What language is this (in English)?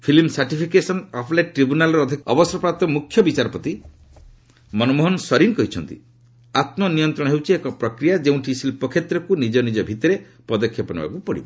Odia